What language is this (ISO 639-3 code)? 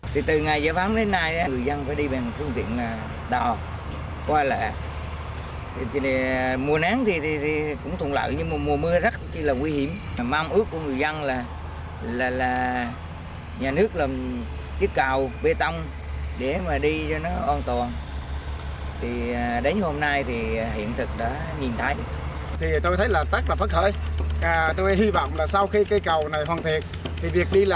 vie